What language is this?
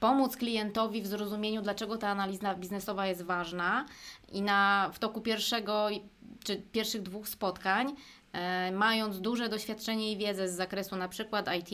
Polish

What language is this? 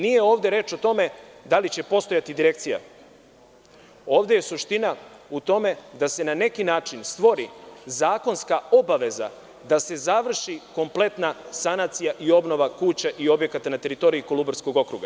Serbian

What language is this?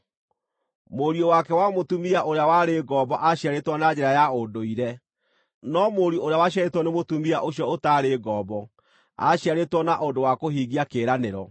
Kikuyu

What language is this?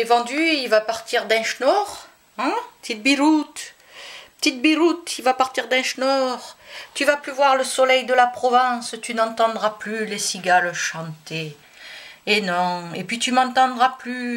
French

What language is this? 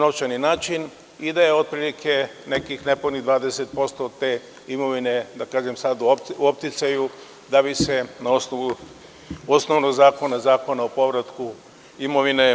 Serbian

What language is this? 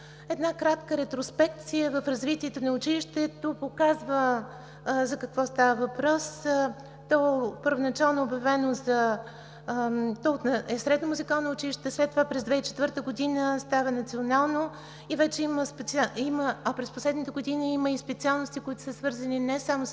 Bulgarian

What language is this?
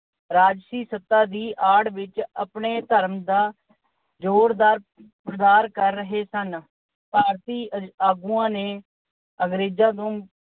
Punjabi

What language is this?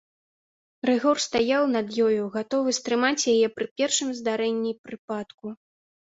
Belarusian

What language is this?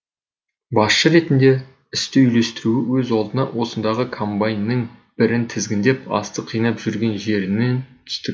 Kazakh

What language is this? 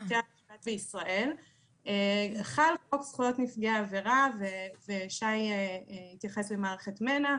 Hebrew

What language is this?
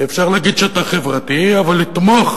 Hebrew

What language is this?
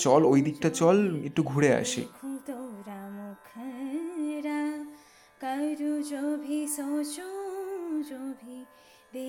Bangla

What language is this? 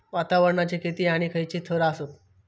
Marathi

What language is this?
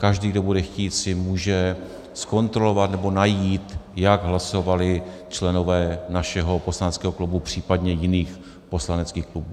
Czech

